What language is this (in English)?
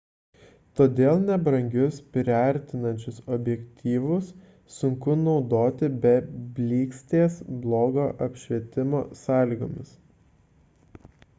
Lithuanian